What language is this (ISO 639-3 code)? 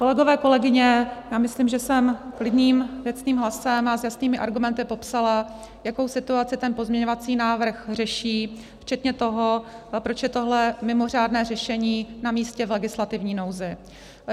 ces